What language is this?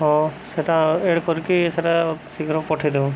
Odia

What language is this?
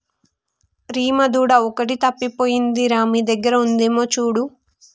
Telugu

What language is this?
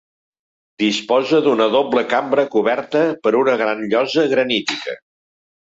Catalan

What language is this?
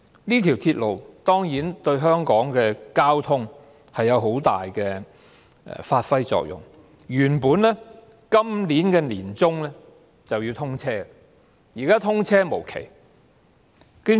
Cantonese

